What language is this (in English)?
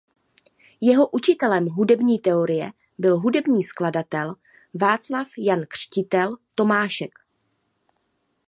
Czech